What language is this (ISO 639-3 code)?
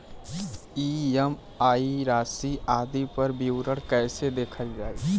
bho